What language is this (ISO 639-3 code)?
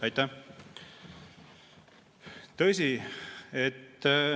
est